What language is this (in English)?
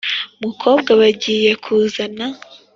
Kinyarwanda